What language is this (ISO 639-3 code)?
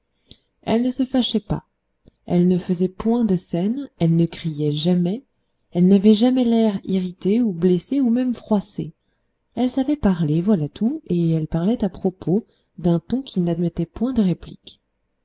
fra